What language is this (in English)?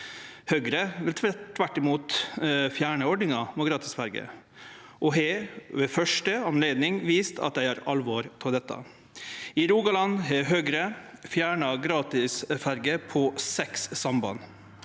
Norwegian